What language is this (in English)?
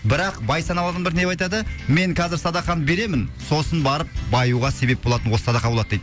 Kazakh